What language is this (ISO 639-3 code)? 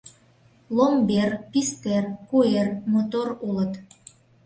chm